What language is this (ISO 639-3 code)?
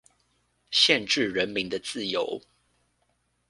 zho